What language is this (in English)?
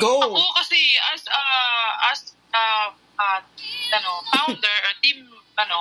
Filipino